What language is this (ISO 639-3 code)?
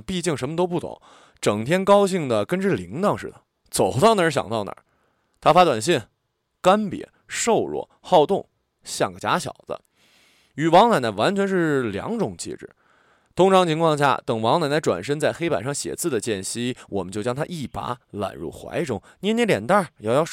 zho